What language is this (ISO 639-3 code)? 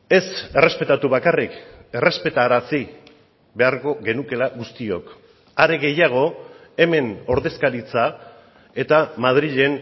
eus